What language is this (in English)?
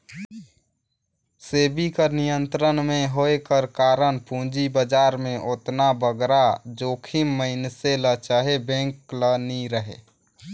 Chhattisgarhi